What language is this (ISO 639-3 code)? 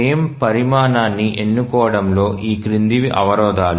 tel